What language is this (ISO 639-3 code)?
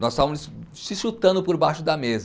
por